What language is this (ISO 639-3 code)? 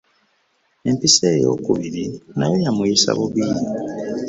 lug